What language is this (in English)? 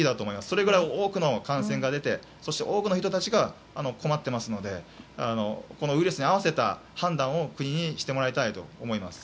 Japanese